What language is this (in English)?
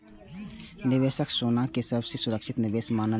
Maithili